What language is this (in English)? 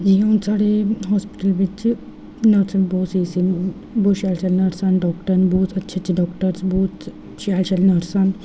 Dogri